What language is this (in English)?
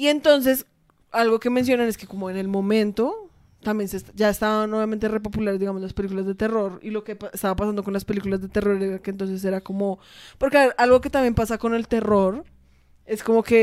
Spanish